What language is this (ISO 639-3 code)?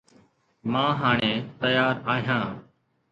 snd